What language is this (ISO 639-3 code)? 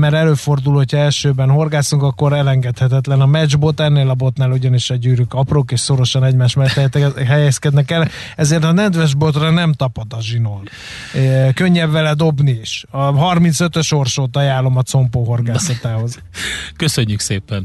hun